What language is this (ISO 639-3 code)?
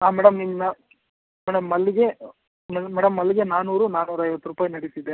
kan